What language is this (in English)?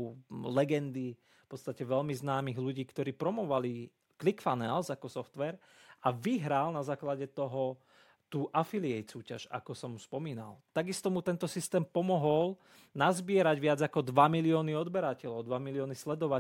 Slovak